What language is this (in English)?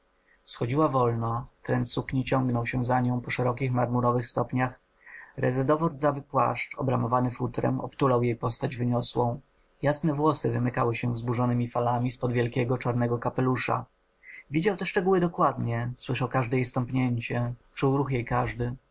Polish